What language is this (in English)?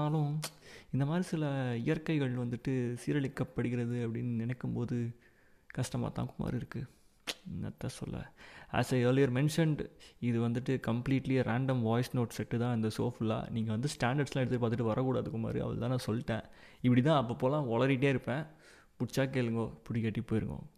Tamil